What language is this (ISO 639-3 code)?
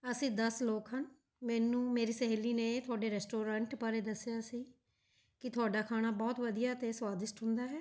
pan